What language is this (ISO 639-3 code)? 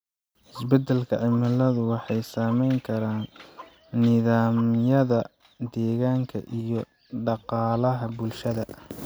som